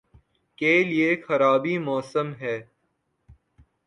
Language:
Urdu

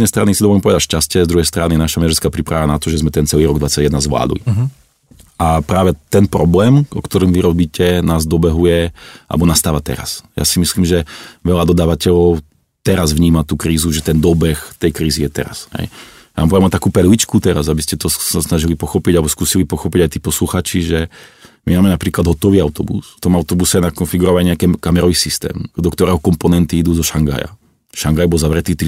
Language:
Czech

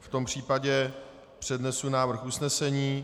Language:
Czech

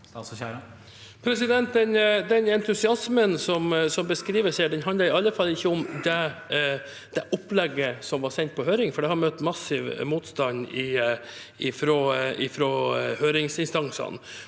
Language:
Norwegian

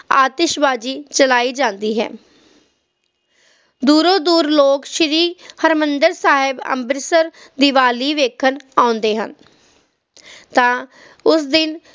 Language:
Punjabi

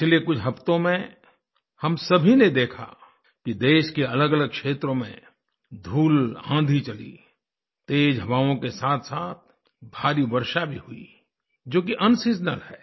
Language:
Hindi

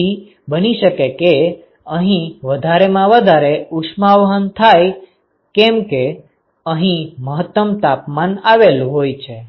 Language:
Gujarati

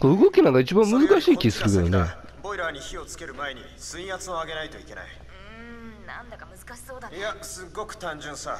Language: Japanese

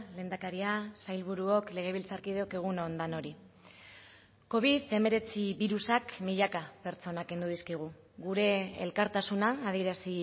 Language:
Basque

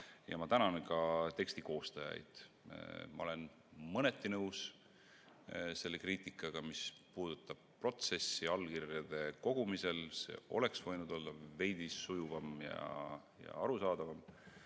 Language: Estonian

